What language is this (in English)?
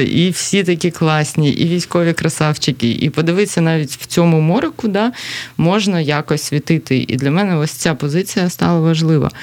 Ukrainian